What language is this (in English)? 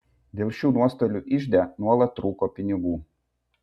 Lithuanian